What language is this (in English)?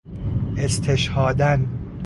Persian